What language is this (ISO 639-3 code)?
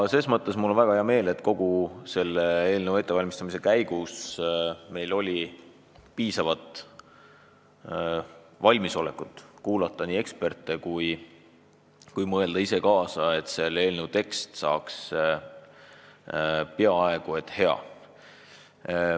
est